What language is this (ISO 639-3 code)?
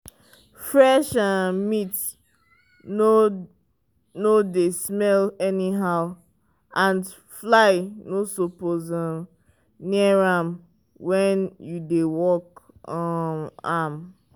pcm